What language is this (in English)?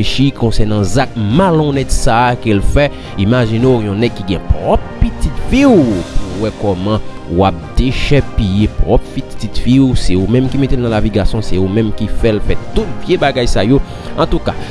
French